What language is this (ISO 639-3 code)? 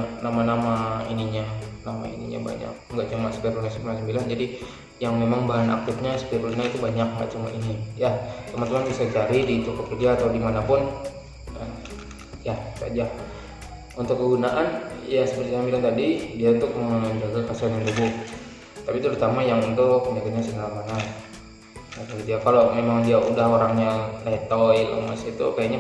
ind